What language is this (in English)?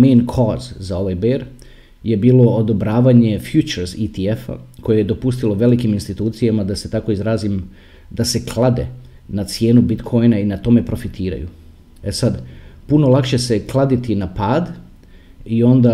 Croatian